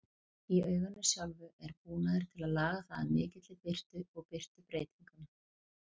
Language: Icelandic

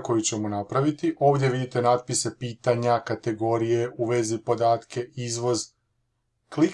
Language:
Croatian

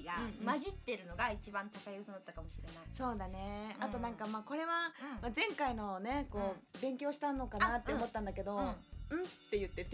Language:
Japanese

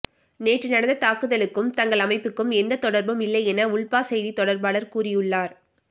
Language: Tamil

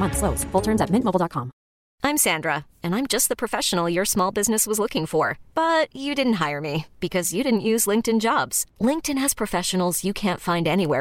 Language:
French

